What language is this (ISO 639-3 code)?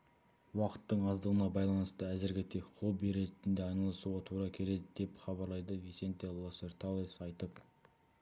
kaz